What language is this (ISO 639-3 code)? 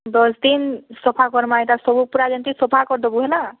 ori